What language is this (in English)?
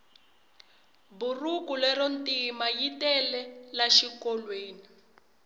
Tsonga